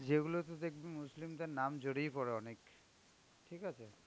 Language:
Bangla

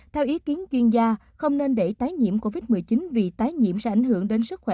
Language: Vietnamese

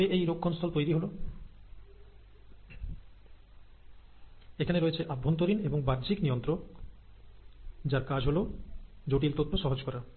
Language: Bangla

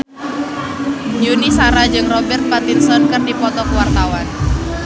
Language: Sundanese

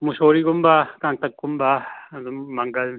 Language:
Manipuri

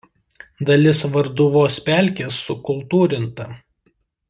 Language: Lithuanian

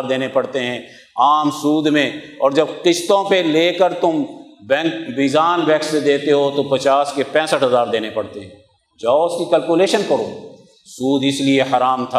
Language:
Urdu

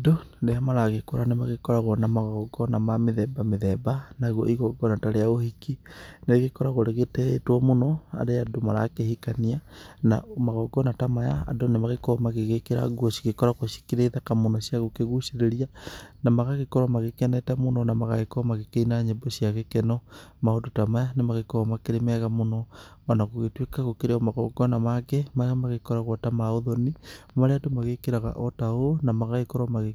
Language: Kikuyu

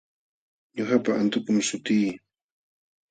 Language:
Jauja Wanca Quechua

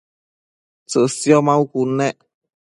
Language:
Matsés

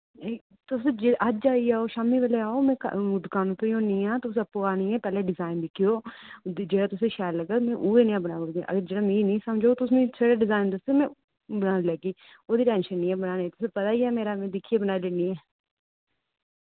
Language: Dogri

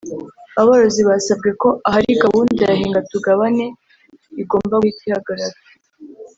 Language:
Kinyarwanda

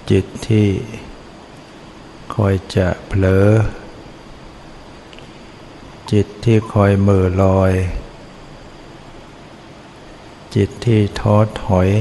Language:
Thai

